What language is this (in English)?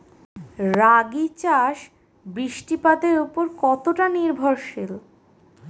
Bangla